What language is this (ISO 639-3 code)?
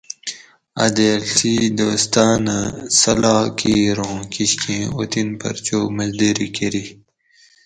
gwc